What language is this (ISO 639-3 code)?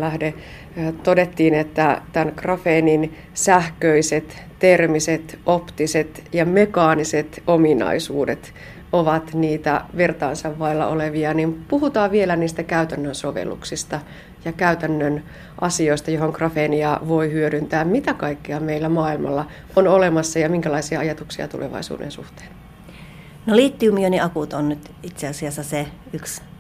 fin